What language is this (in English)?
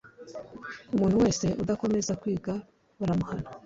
Kinyarwanda